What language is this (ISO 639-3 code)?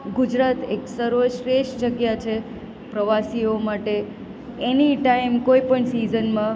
guj